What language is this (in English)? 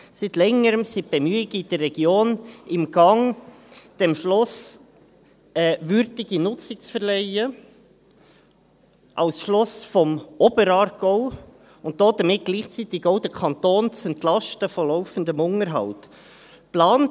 Swiss German